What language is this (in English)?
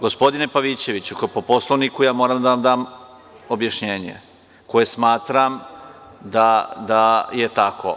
Serbian